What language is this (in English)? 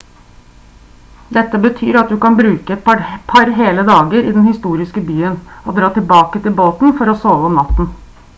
Norwegian Bokmål